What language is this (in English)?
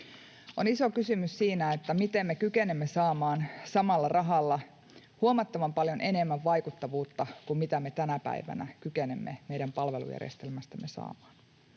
Finnish